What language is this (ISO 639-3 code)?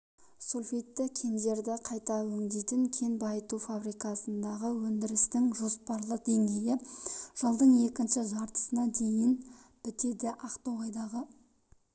kaz